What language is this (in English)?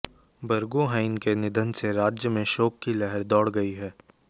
Hindi